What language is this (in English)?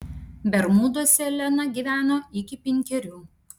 Lithuanian